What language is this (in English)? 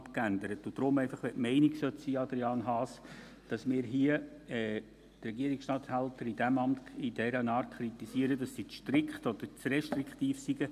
Swiss German